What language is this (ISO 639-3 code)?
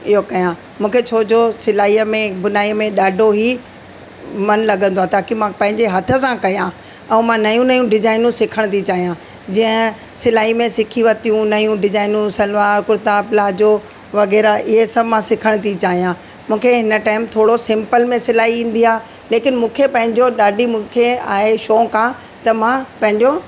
snd